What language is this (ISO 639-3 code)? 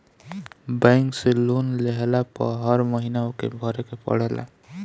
bho